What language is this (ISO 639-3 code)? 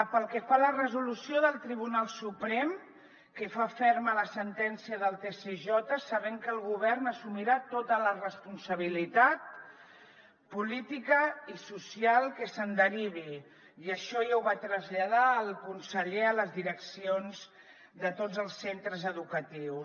cat